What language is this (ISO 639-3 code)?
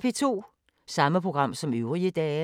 dan